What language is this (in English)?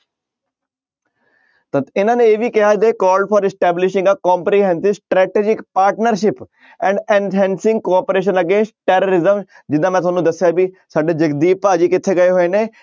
Punjabi